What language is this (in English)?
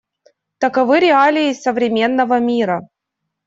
Russian